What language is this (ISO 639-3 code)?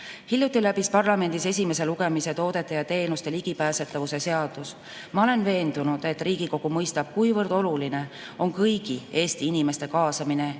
est